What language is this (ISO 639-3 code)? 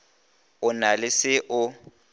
nso